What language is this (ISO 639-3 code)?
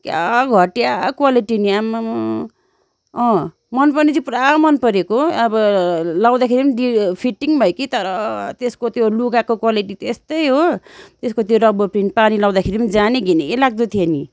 nep